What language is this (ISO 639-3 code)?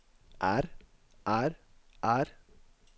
nor